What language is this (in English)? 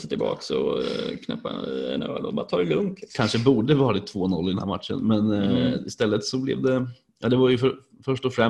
Swedish